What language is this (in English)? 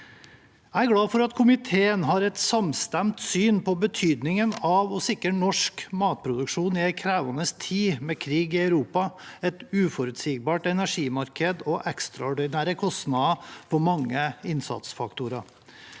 Norwegian